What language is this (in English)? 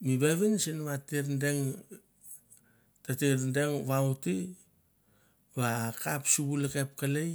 Mandara